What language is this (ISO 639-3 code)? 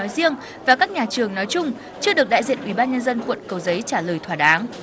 vie